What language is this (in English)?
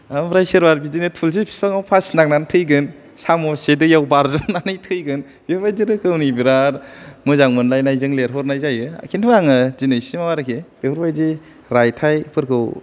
Bodo